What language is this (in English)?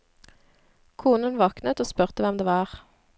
Norwegian